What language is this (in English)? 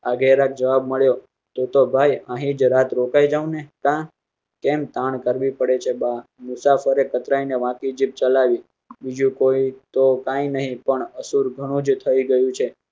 Gujarati